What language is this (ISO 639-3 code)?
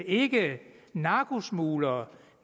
dan